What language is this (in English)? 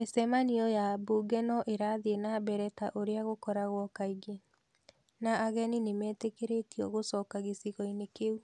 Kikuyu